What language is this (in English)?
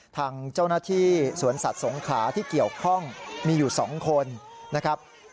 Thai